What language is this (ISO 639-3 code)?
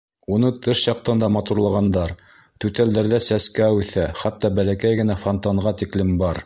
bak